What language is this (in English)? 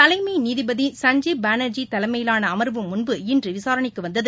Tamil